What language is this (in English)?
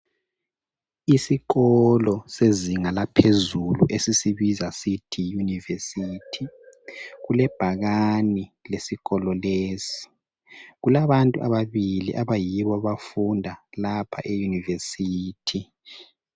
North Ndebele